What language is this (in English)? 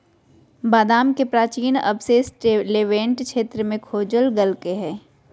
Magahi